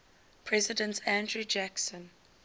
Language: English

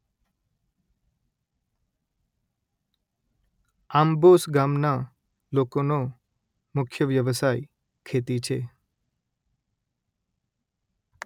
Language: Gujarati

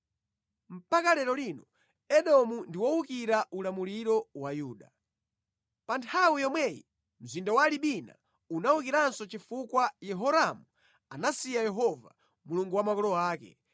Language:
Nyanja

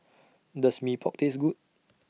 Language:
English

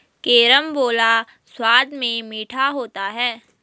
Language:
Hindi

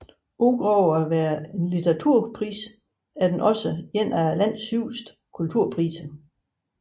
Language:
Danish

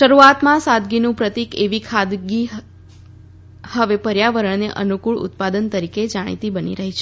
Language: Gujarati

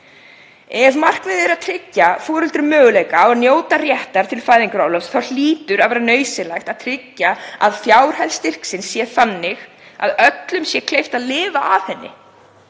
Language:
Icelandic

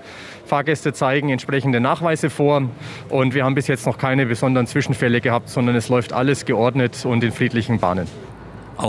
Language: German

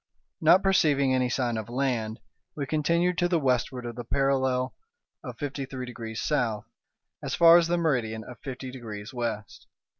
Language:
English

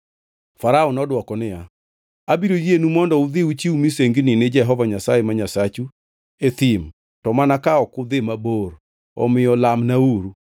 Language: Luo (Kenya and Tanzania)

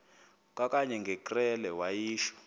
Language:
Xhosa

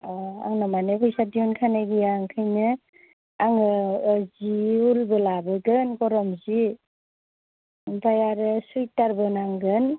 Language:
Bodo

